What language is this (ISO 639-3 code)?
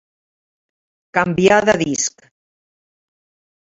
cat